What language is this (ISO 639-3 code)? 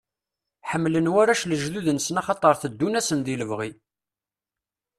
kab